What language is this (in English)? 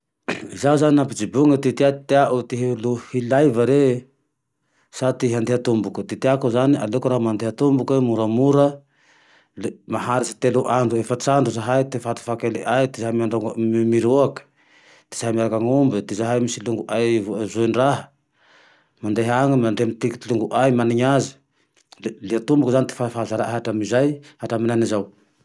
Tandroy-Mahafaly Malagasy